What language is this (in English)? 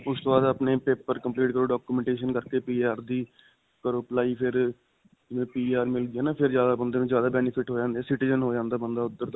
Punjabi